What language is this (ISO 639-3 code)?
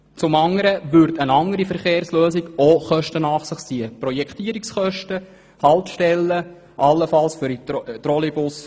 gsw